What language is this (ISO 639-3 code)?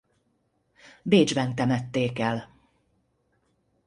hun